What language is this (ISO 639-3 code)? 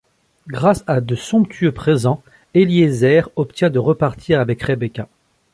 fra